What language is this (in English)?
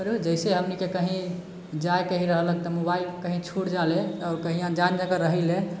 Maithili